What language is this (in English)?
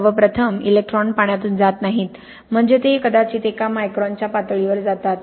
Marathi